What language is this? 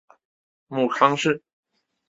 Chinese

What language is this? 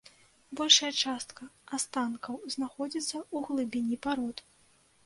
Belarusian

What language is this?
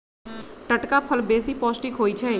Magahi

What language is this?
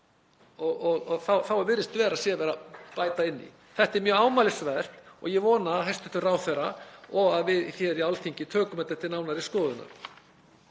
Icelandic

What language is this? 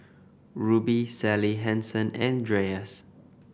English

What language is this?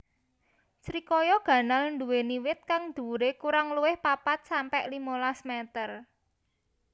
Javanese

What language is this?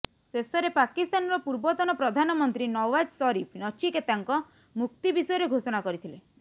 Odia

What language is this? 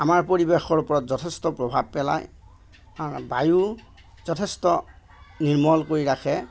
Assamese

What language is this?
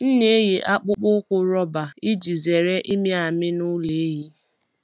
Igbo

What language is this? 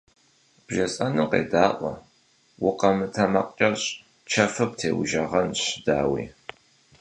Kabardian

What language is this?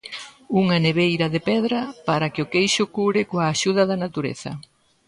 Galician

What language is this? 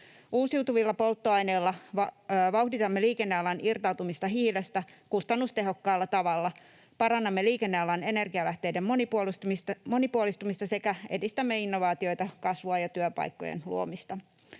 Finnish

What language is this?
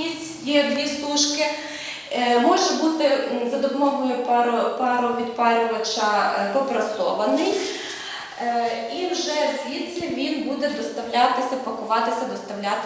Ukrainian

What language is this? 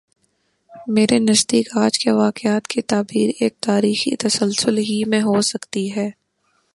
Urdu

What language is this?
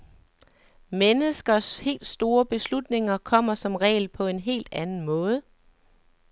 Danish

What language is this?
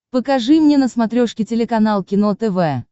Russian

